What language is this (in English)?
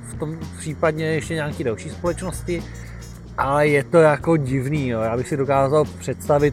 Czech